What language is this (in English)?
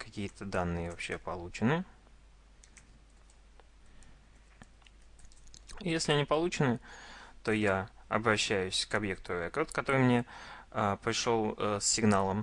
Russian